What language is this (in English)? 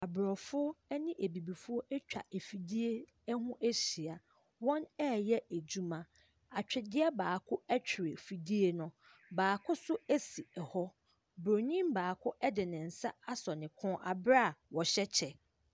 Akan